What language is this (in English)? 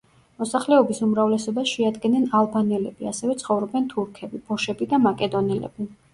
Georgian